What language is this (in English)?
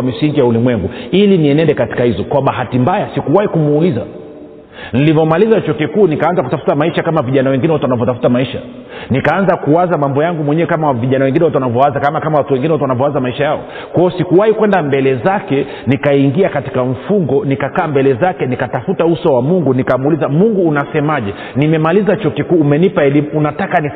Swahili